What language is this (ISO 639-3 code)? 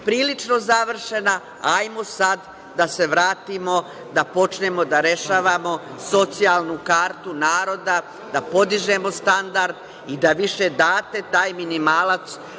srp